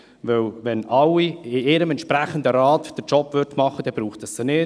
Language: Swiss German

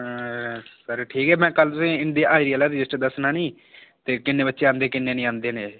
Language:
Dogri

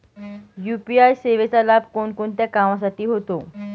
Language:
Marathi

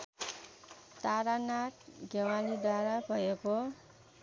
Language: Nepali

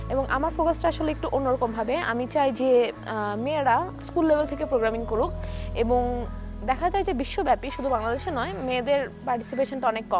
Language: Bangla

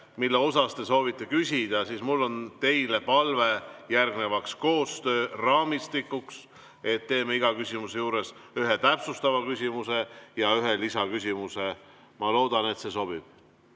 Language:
Estonian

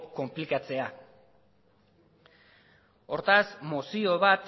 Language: Basque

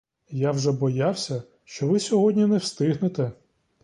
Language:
Ukrainian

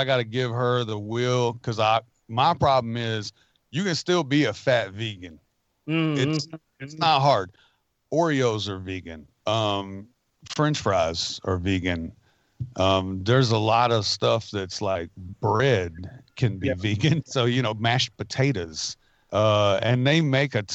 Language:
English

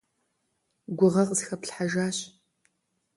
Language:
Kabardian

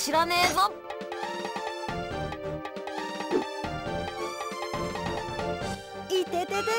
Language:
Japanese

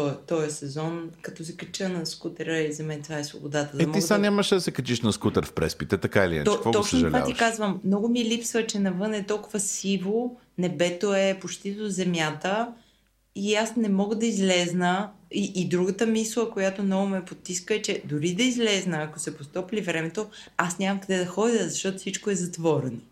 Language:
Bulgarian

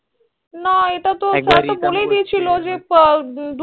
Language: Bangla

